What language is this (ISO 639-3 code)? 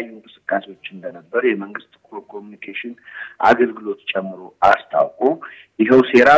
amh